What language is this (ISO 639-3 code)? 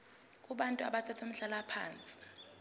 zul